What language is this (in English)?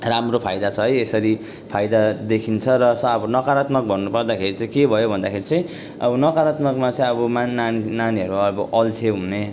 Nepali